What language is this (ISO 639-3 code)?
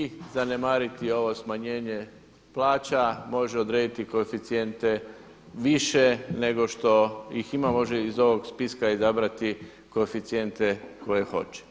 hrv